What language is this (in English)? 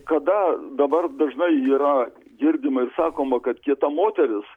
Lithuanian